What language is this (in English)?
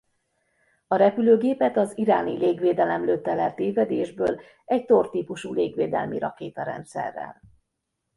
Hungarian